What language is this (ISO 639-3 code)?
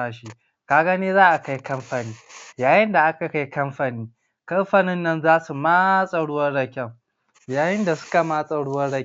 hau